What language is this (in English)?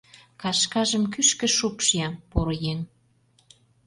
Mari